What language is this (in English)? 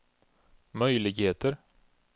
Swedish